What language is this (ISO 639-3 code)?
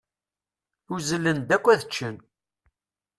kab